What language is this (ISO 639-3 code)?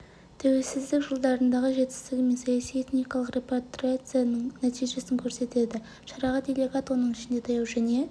kaz